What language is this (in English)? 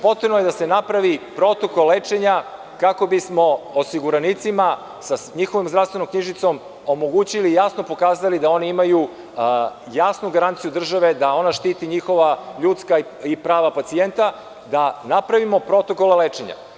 Serbian